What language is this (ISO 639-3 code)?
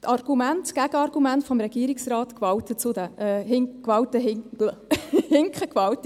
gsw